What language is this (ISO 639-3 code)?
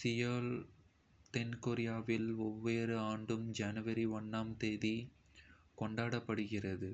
kfe